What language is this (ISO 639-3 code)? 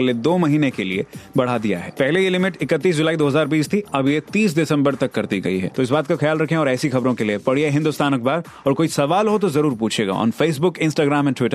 hin